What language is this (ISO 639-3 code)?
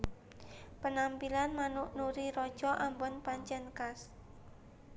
jav